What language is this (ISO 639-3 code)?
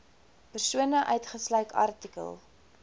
afr